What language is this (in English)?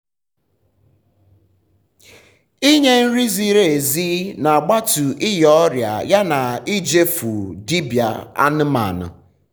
Igbo